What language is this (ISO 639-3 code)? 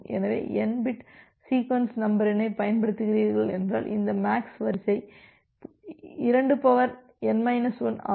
tam